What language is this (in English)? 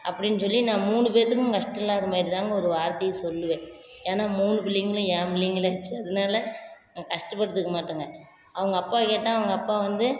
Tamil